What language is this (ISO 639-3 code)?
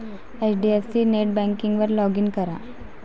mar